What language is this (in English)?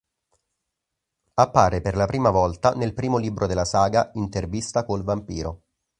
Italian